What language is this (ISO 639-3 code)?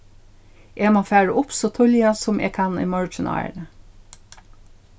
fao